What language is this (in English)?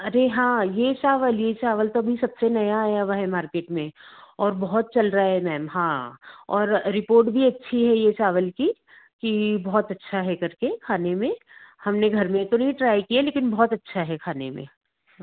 Hindi